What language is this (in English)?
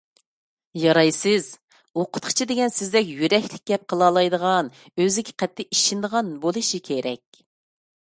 Uyghur